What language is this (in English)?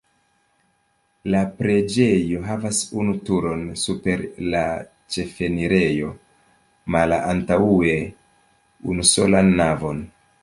Esperanto